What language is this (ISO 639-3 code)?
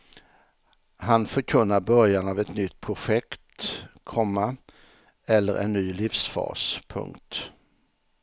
swe